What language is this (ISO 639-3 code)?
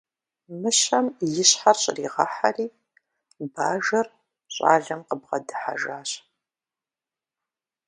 kbd